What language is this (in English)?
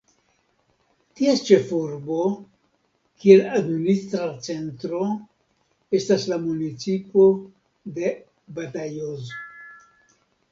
Esperanto